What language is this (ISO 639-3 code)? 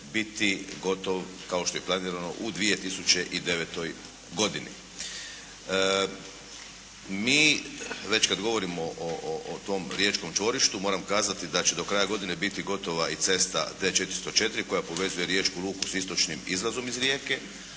hrv